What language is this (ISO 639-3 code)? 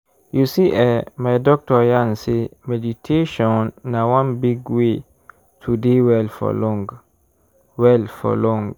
pcm